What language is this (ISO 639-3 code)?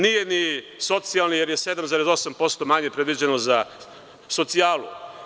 srp